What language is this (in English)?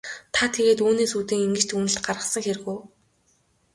Mongolian